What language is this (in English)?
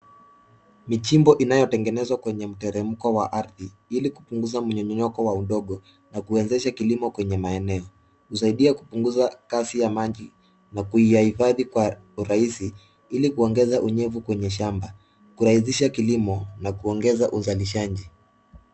Swahili